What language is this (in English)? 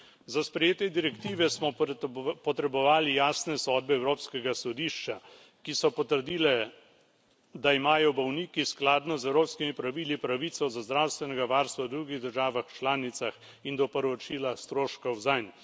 Slovenian